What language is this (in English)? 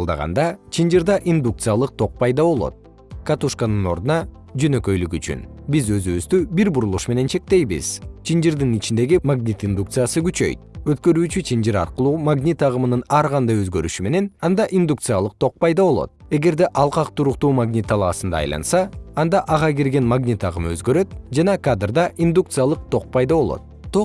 Kyrgyz